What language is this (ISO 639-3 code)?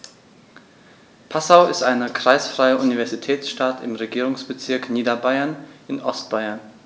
deu